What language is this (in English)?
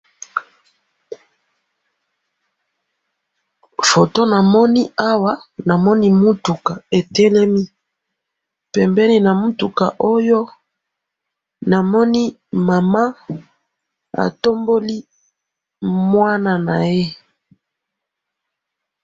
Lingala